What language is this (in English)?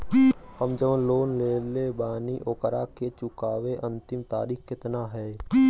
Bhojpuri